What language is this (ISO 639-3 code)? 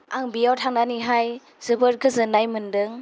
brx